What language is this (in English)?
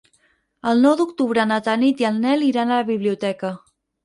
Catalan